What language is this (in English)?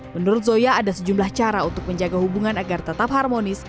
Indonesian